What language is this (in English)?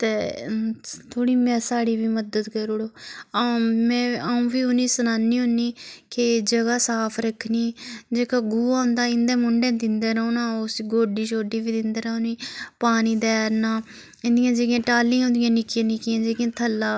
Dogri